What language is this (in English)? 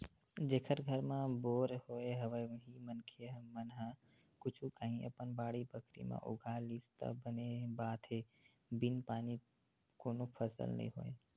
Chhattisgarhi